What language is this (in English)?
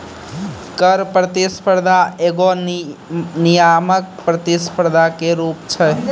Maithili